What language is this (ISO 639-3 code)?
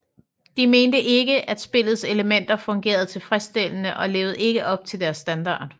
dan